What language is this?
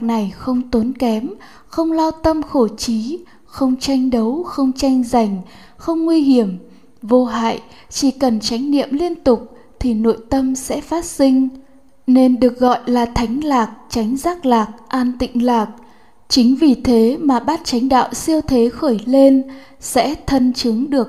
Vietnamese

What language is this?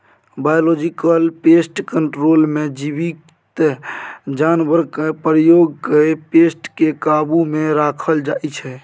Maithili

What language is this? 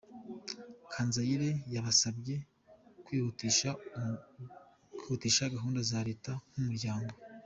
Kinyarwanda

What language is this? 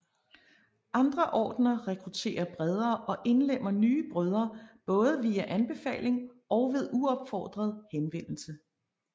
Danish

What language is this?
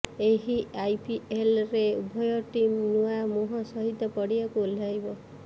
Odia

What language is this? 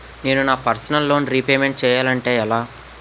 Telugu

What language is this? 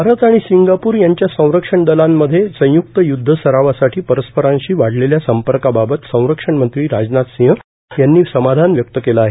Marathi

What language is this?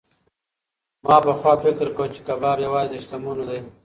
Pashto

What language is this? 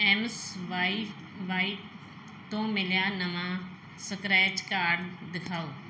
Punjabi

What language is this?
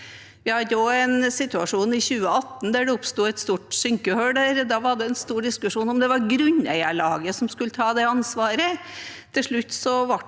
Norwegian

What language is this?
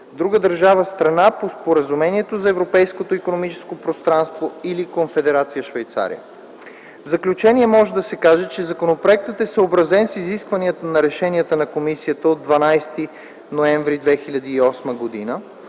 Bulgarian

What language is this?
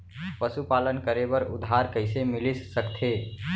Chhattisgarhi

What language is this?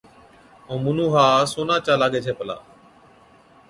Od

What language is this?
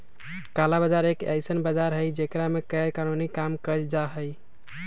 Magahi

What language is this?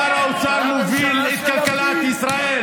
Hebrew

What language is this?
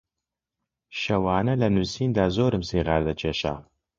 Central Kurdish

